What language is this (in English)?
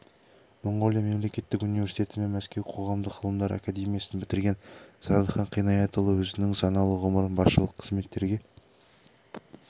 Kazakh